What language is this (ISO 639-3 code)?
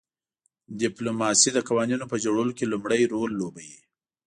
pus